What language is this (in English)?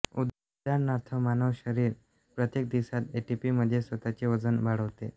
Marathi